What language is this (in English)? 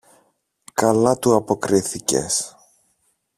Greek